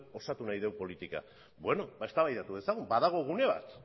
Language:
Basque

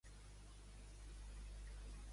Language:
Catalan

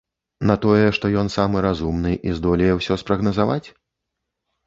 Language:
Belarusian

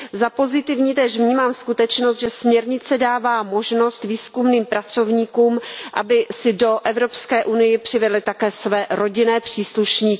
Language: Czech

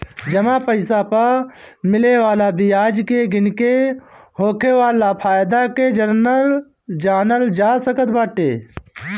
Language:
Bhojpuri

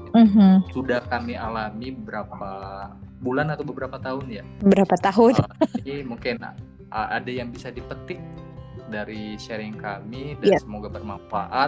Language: Indonesian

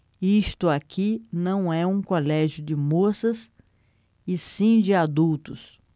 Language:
Portuguese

